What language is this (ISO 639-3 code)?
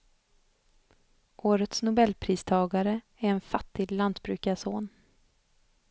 swe